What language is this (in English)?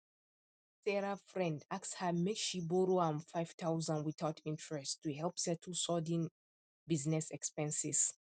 Nigerian Pidgin